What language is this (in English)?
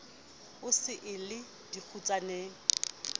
Southern Sotho